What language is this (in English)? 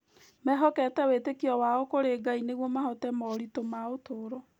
Kikuyu